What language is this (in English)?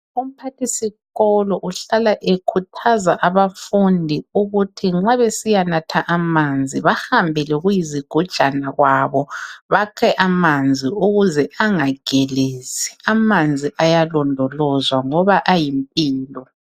North Ndebele